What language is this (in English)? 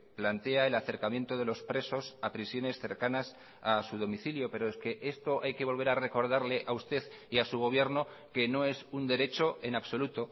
Spanish